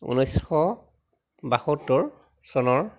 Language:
Assamese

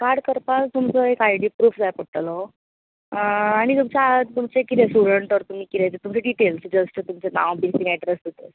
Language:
Konkani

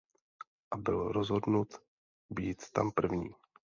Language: Czech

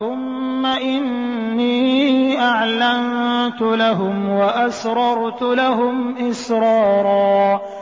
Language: Arabic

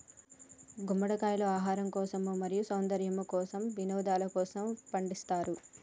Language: Telugu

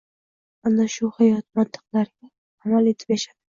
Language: Uzbek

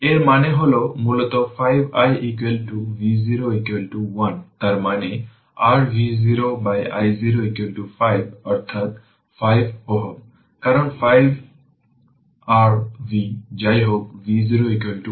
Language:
Bangla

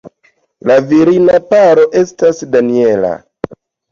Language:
Esperanto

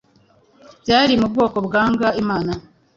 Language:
Kinyarwanda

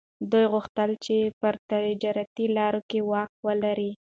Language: Pashto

